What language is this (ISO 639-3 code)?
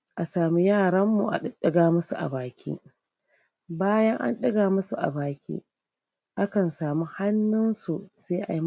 hau